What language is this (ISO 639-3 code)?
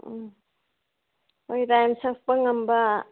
mni